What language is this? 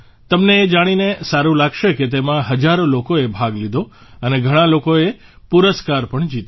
Gujarati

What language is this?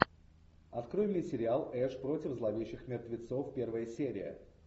Russian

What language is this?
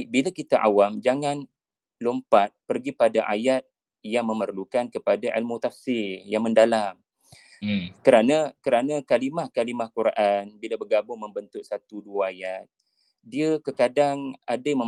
Malay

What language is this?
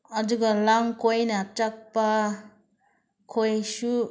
Manipuri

